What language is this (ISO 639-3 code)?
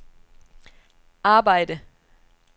dan